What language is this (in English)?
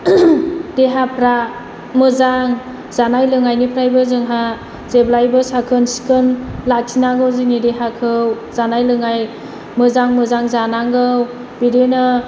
Bodo